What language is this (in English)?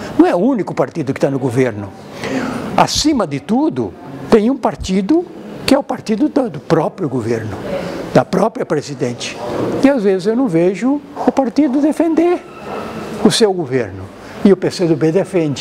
Portuguese